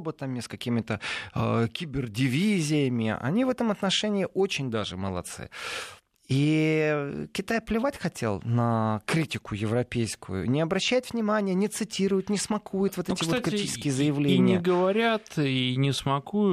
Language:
Russian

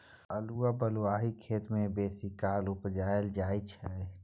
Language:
Maithili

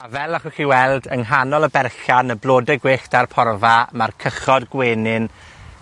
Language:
Welsh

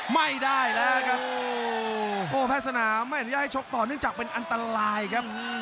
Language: Thai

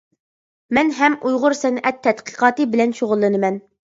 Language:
Uyghur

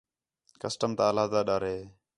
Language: Khetrani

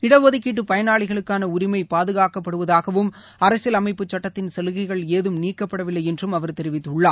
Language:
Tamil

